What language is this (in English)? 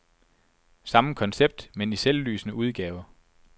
Danish